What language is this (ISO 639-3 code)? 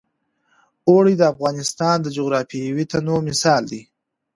pus